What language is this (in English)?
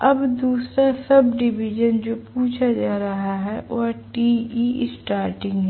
Hindi